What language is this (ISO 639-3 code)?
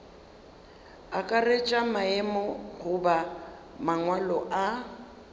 nso